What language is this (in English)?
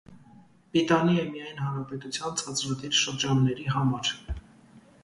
Armenian